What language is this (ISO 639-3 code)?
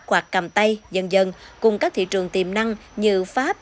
vie